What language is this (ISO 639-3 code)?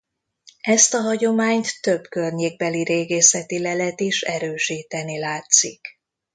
hun